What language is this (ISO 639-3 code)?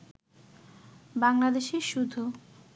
ben